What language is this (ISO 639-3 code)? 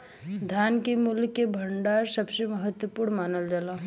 bho